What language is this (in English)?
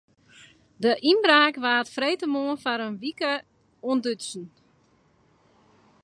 Western Frisian